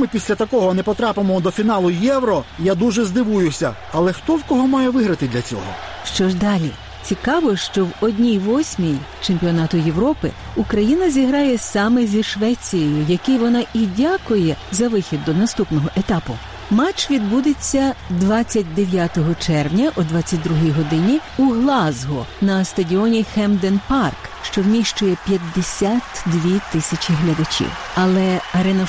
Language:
Ukrainian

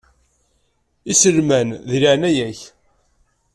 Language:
Kabyle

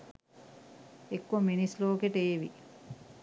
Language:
Sinhala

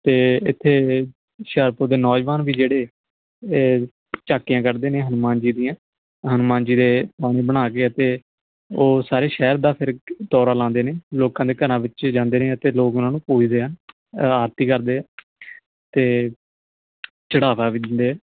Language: Punjabi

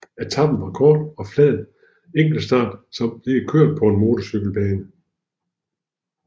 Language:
Danish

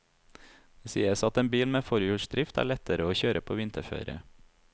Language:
Norwegian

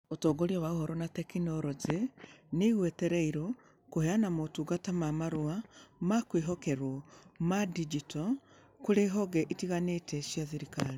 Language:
Kikuyu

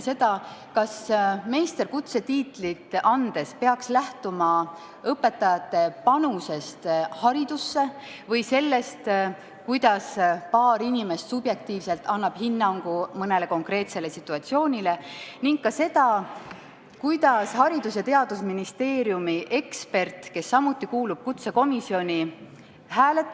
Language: Estonian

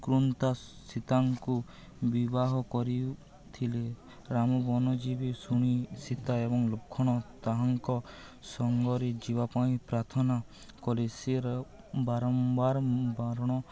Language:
Odia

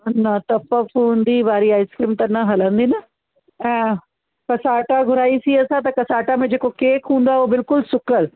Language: Sindhi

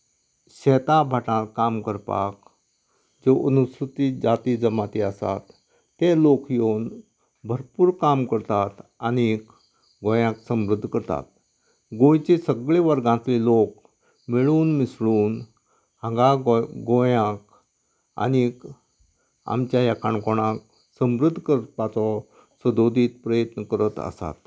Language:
Konkani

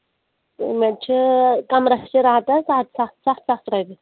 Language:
Kashmiri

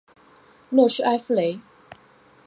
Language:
Chinese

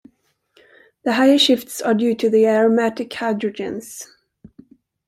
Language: English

